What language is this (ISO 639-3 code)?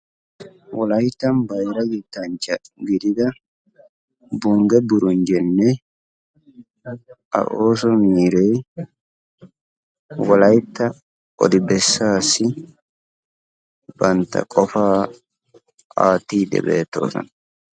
wal